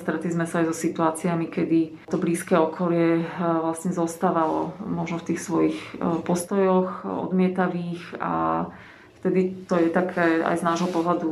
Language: Slovak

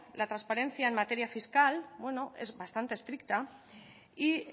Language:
Spanish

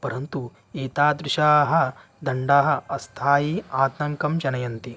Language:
Sanskrit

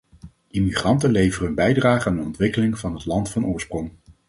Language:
Dutch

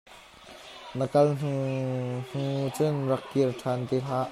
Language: Hakha Chin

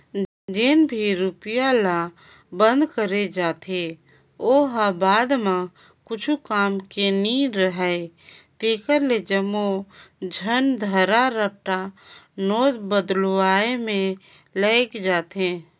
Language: Chhattisgarhi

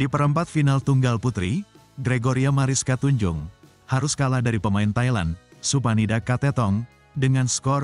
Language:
Indonesian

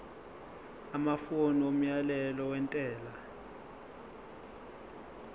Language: Zulu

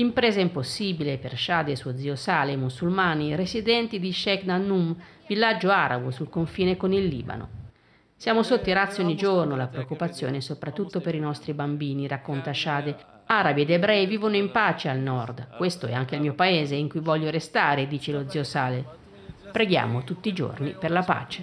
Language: Italian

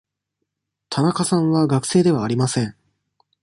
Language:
Japanese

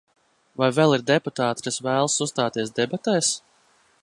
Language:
Latvian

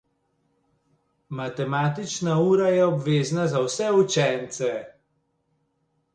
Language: Slovenian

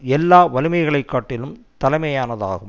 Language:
Tamil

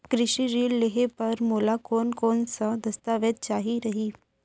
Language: Chhattisgarhi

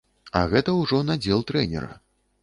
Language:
Belarusian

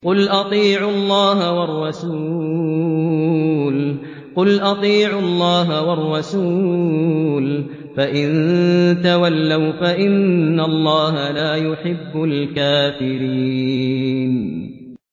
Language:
Arabic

